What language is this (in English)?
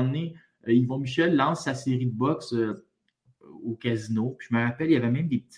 French